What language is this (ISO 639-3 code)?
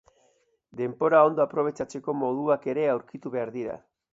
eus